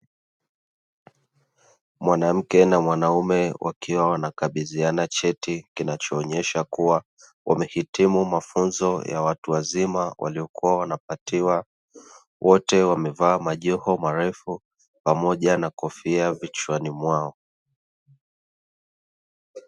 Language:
Swahili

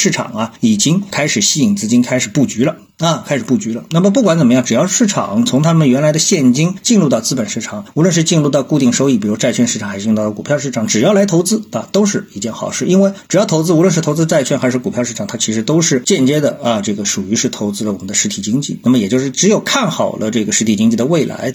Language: Chinese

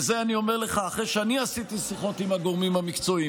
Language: Hebrew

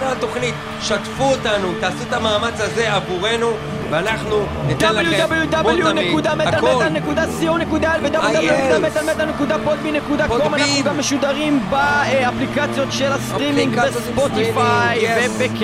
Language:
Hebrew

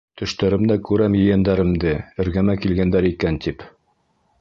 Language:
Bashkir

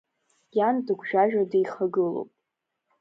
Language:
Abkhazian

